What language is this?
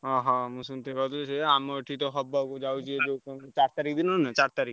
Odia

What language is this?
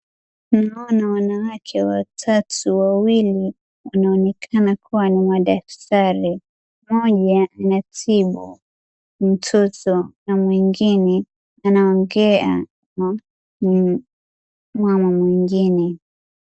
Swahili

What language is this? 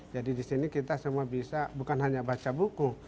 Indonesian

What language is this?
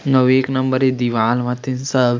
Chhattisgarhi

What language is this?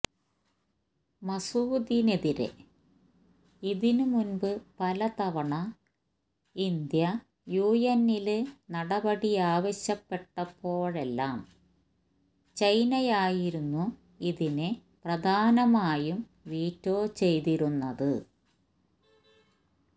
Malayalam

